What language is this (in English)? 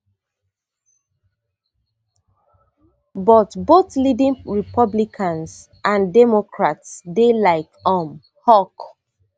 Nigerian Pidgin